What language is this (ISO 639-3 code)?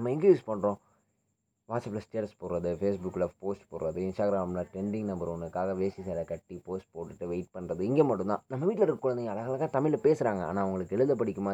tam